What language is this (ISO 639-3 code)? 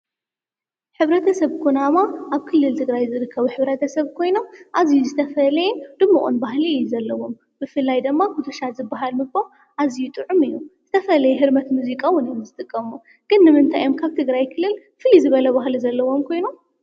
tir